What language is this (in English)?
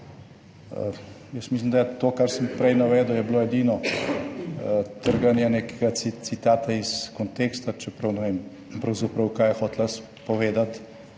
Slovenian